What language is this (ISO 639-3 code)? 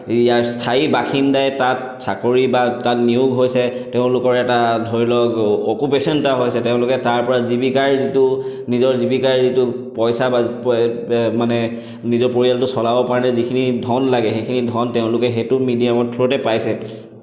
asm